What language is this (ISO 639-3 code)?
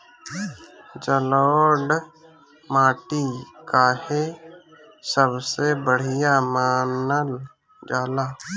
bho